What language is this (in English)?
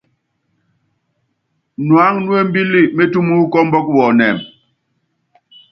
Yangben